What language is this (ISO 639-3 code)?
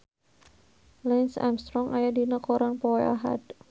sun